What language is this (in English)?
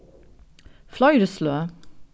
Faroese